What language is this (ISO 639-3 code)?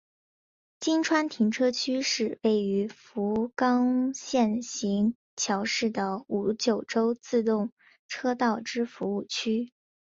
zho